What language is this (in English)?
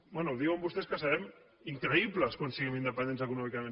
Catalan